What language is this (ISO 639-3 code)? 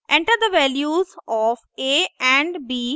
hin